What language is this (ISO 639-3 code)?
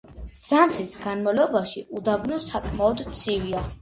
kat